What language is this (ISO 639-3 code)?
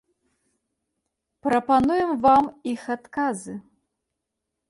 bel